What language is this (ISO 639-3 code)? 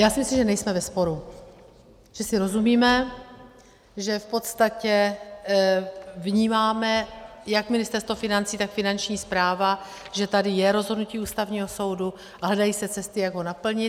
ces